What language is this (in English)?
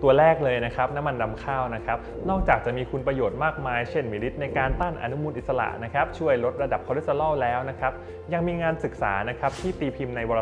Thai